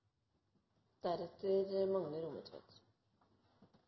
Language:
Norwegian Nynorsk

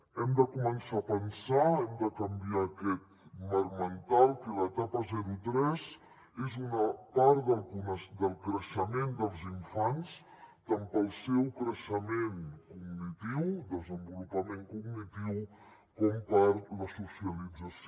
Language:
Catalan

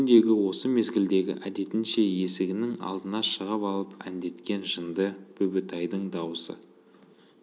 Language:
Kazakh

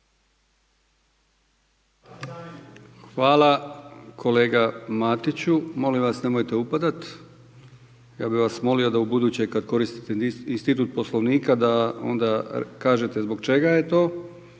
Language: Croatian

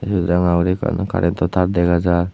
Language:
Chakma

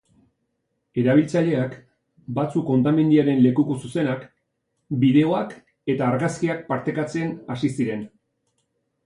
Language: Basque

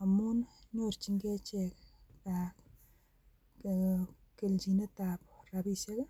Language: Kalenjin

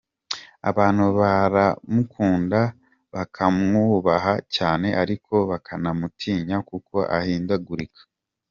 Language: Kinyarwanda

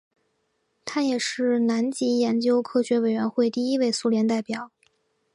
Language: Chinese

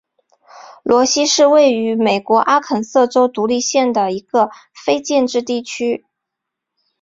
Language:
Chinese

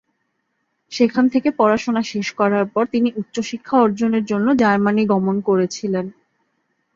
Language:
Bangla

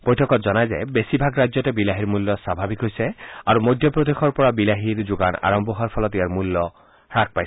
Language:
Assamese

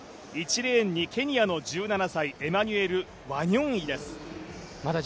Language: Japanese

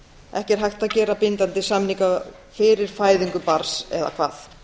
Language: Icelandic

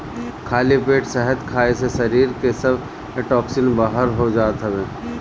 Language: Bhojpuri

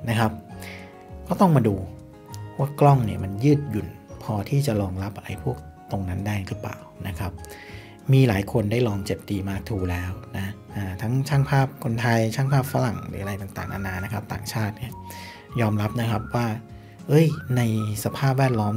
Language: Thai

